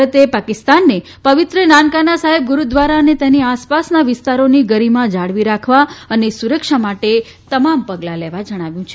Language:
Gujarati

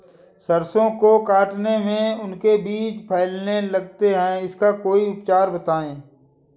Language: Hindi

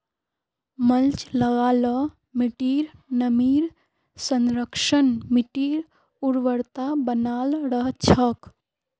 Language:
Magahi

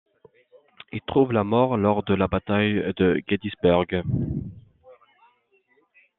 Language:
French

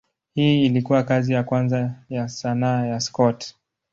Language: Swahili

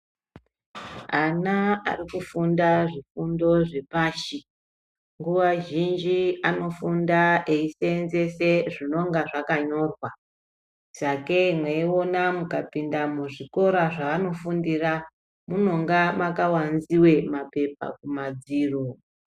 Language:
Ndau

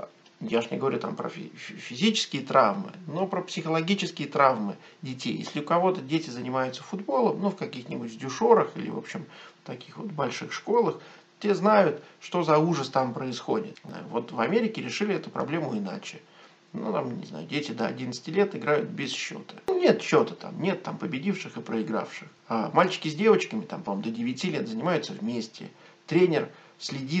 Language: Russian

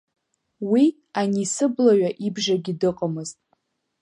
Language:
Abkhazian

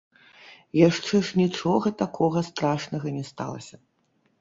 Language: Belarusian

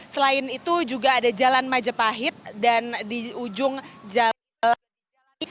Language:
Indonesian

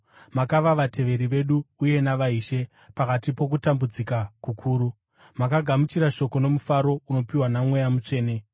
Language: Shona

